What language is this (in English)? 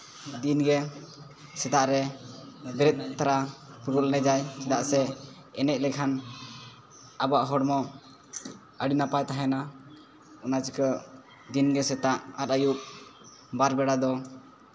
Santali